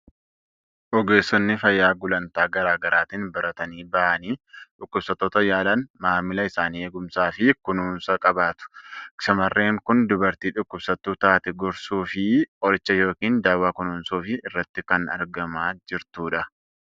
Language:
Oromo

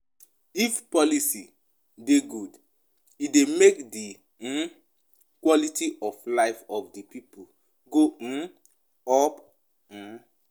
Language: Nigerian Pidgin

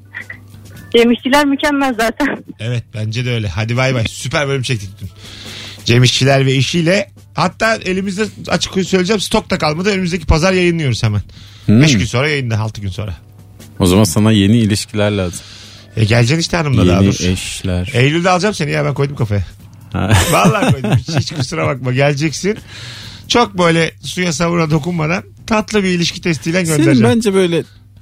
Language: Turkish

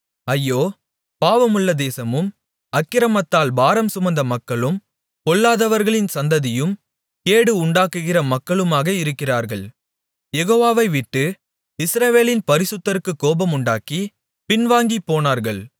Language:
Tamil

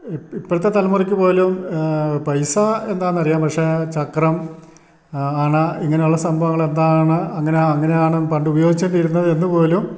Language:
Malayalam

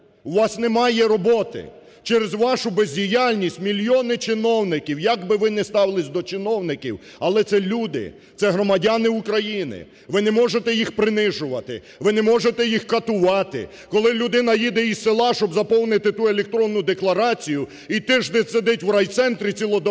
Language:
Ukrainian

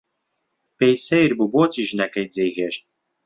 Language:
Central Kurdish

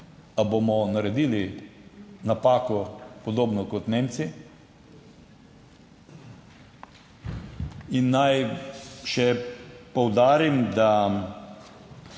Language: Slovenian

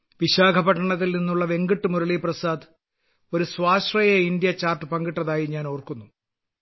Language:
Malayalam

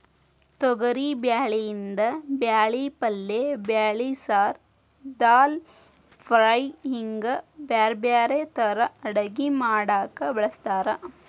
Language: Kannada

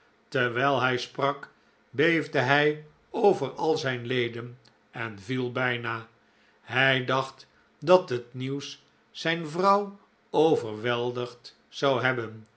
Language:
Dutch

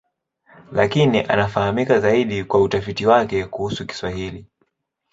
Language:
Swahili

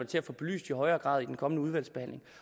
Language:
Danish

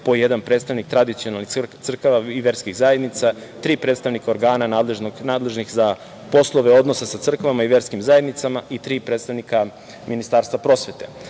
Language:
Serbian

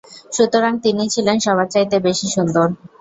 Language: Bangla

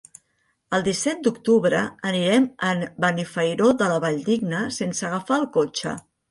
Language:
Catalan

